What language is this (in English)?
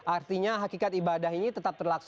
Indonesian